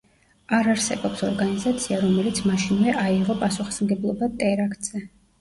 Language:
Georgian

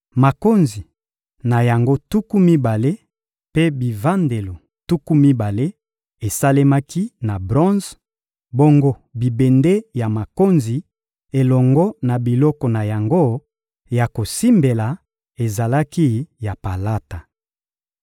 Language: Lingala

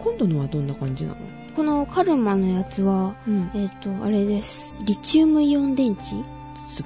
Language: Japanese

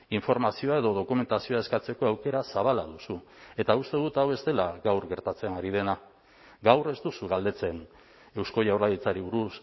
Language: Basque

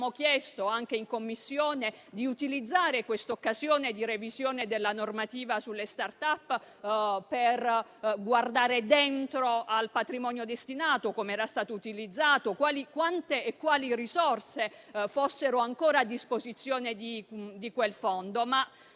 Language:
Italian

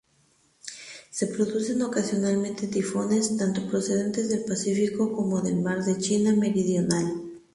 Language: Spanish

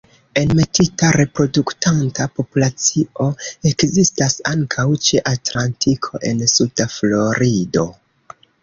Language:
Esperanto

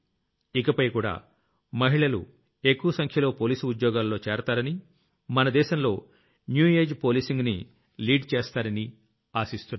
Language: Telugu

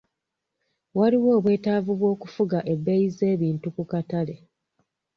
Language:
Ganda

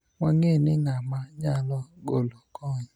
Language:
Luo (Kenya and Tanzania)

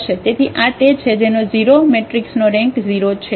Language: Gujarati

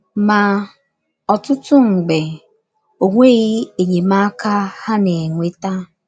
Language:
Igbo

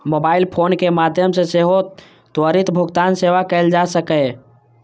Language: Maithili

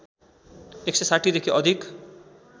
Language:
Nepali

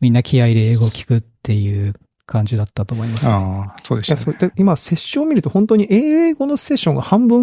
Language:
Japanese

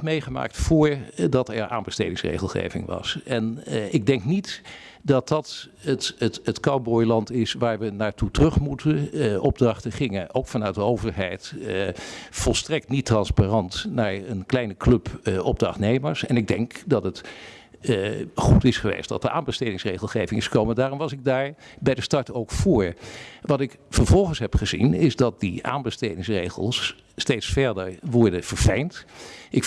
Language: Dutch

